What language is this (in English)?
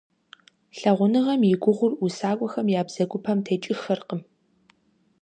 Kabardian